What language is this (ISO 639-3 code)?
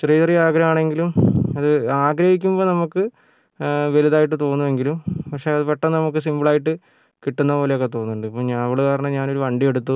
mal